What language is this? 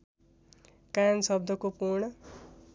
Nepali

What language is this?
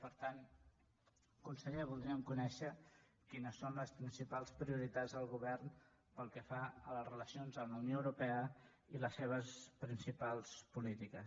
Catalan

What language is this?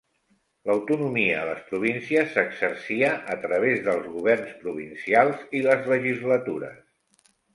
Catalan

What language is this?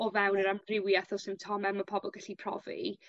Welsh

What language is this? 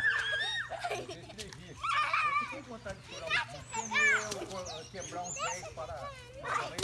Portuguese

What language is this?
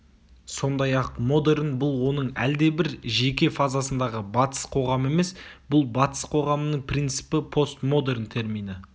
Kazakh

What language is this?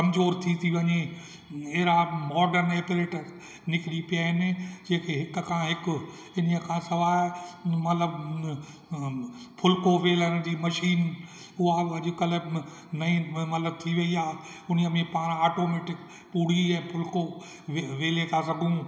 Sindhi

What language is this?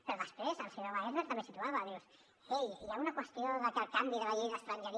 Catalan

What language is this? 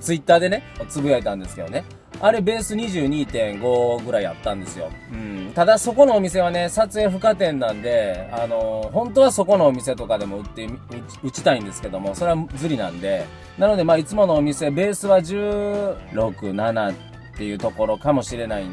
Japanese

